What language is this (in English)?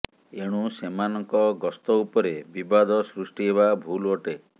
Odia